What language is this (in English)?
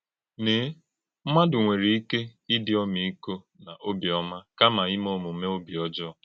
Igbo